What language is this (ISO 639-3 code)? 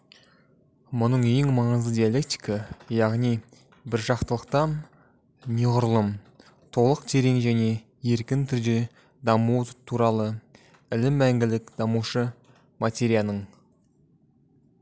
kaz